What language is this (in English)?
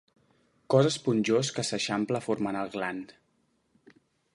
Catalan